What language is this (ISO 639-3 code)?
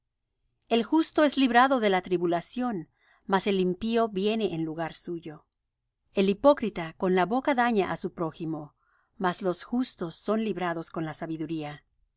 spa